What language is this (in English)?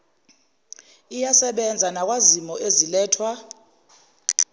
Zulu